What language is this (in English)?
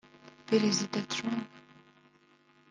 Kinyarwanda